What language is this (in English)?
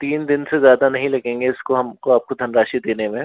Hindi